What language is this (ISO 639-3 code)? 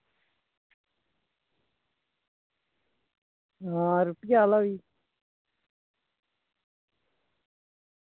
doi